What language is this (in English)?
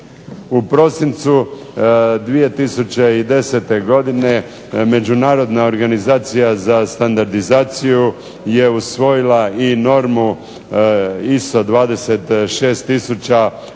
Croatian